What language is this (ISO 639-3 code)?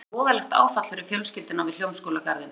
isl